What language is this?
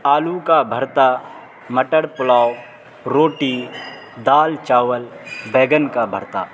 Urdu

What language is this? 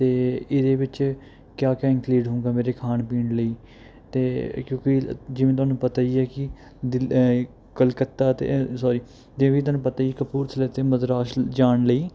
Punjabi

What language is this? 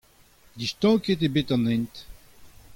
Breton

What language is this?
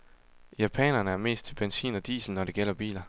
Danish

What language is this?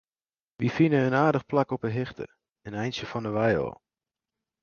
Western Frisian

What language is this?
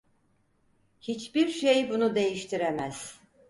Turkish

